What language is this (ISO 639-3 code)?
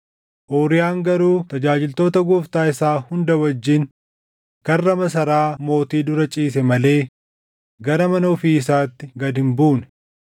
orm